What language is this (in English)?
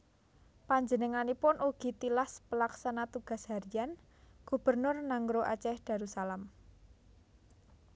Javanese